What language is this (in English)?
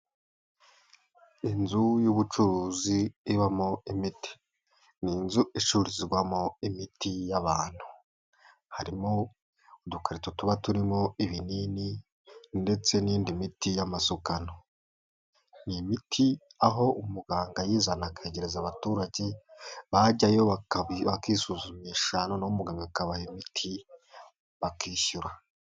Kinyarwanda